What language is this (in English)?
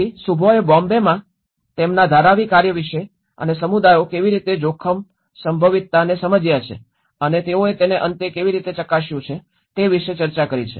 Gujarati